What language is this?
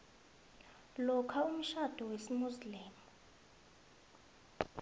South Ndebele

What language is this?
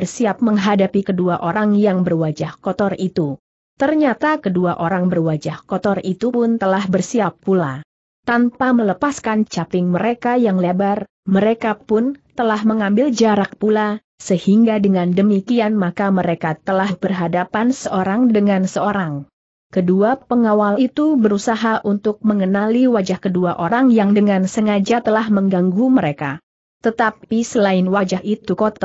Indonesian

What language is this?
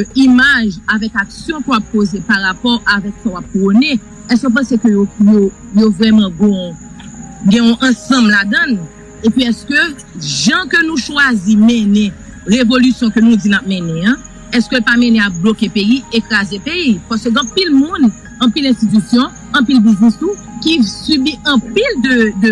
French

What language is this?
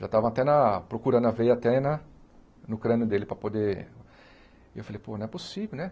Portuguese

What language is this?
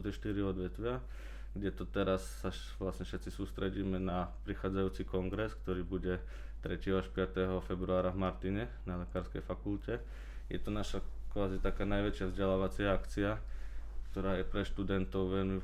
Slovak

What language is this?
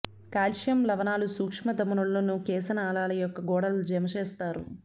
Telugu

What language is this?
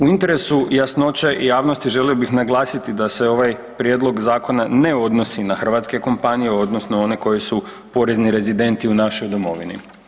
Croatian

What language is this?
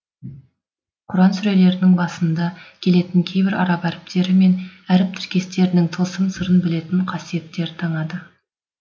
Kazakh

